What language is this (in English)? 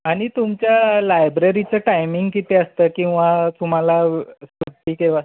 Marathi